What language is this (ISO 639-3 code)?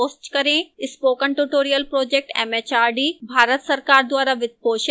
hin